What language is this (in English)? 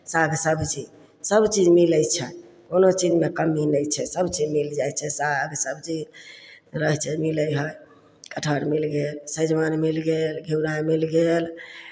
Maithili